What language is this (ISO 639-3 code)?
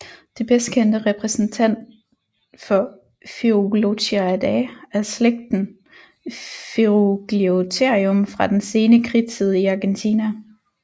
dan